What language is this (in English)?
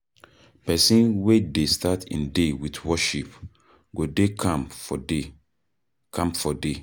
Nigerian Pidgin